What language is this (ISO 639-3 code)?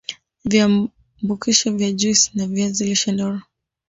swa